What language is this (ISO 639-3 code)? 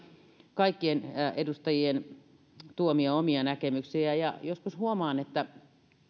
fin